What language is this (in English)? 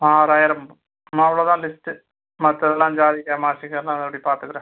Tamil